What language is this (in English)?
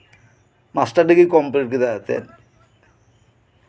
Santali